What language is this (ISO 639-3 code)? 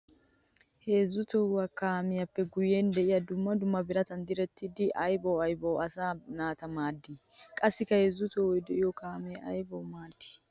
wal